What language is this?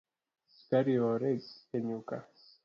Luo (Kenya and Tanzania)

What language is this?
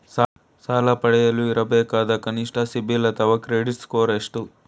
Kannada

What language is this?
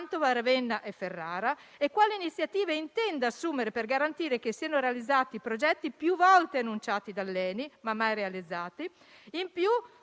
Italian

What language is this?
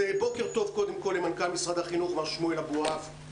Hebrew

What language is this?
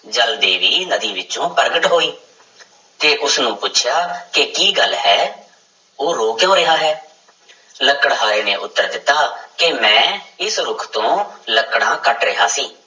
Punjabi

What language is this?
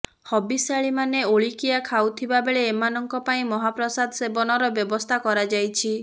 Odia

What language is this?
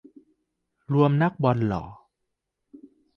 Thai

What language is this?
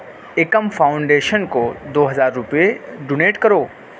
Urdu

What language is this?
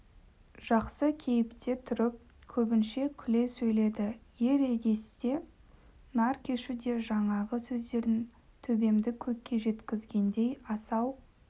Kazakh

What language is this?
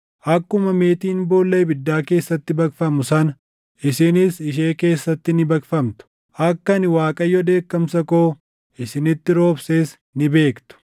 Oromo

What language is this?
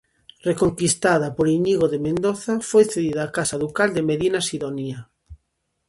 Galician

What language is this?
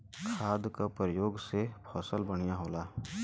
Bhojpuri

